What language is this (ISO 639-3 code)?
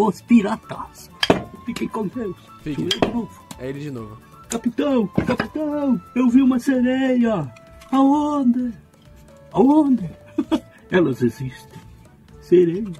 por